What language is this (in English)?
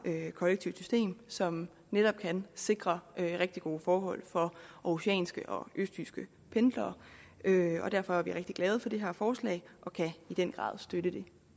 Danish